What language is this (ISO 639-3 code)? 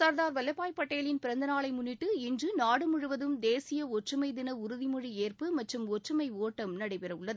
tam